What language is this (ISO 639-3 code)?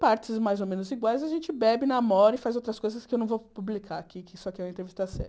por